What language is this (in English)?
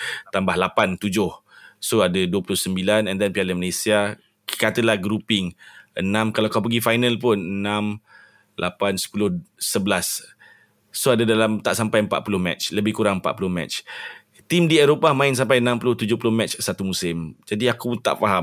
Malay